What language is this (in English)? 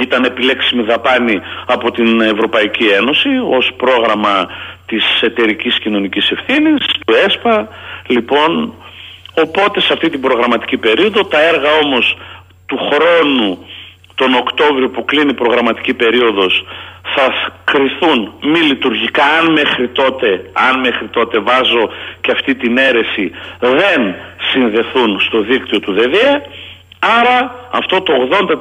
Greek